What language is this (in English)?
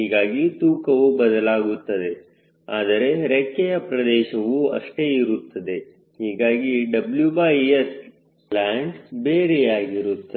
Kannada